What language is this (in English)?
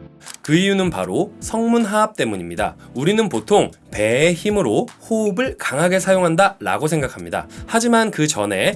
Korean